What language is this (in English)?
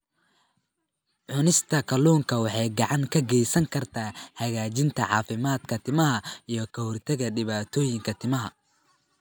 Somali